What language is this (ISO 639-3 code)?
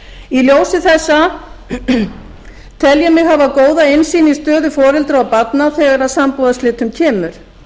isl